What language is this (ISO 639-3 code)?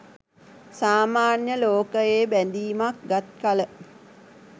sin